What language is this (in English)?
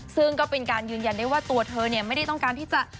Thai